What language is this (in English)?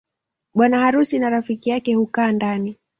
Swahili